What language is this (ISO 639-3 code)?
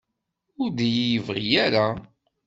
kab